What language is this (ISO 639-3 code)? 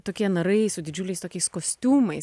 lit